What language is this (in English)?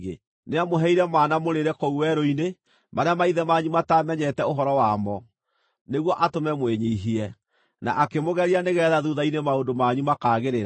Kikuyu